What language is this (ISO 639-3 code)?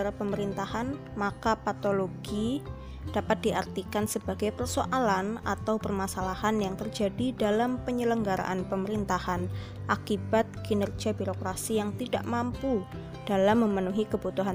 ind